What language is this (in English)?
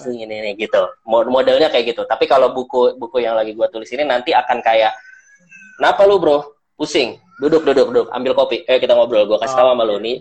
Indonesian